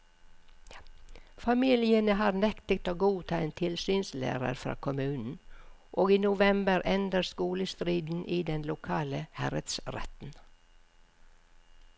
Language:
Norwegian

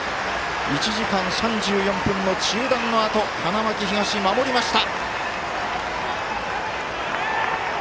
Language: Japanese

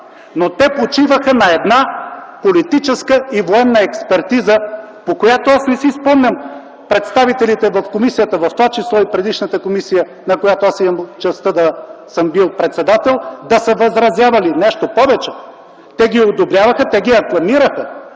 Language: Bulgarian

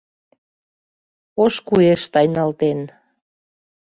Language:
Mari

